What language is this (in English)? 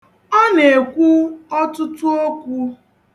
Igbo